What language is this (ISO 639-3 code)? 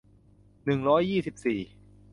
tha